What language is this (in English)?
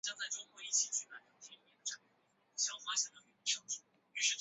Chinese